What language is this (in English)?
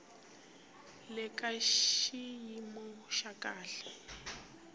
Tsonga